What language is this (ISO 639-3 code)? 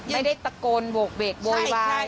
tha